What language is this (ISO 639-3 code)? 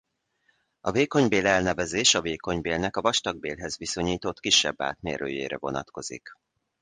hun